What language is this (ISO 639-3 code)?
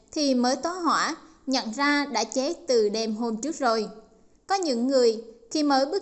vie